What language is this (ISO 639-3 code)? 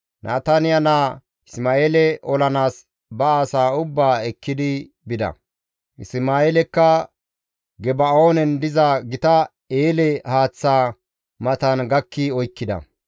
gmv